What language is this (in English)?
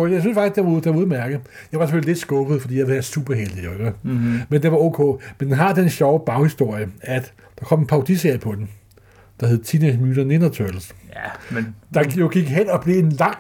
Danish